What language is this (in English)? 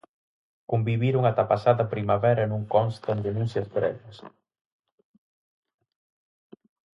Galician